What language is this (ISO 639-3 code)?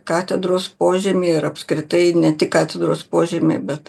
lit